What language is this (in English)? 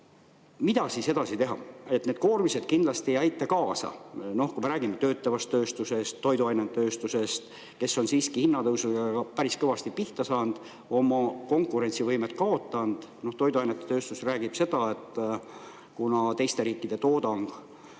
Estonian